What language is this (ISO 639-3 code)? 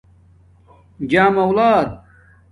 dmk